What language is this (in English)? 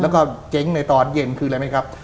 Thai